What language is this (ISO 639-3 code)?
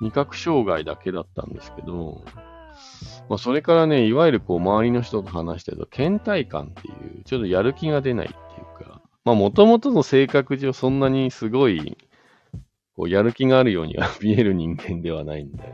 jpn